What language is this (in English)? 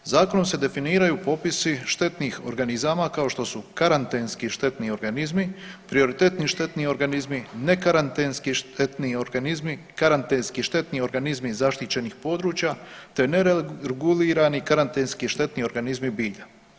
Croatian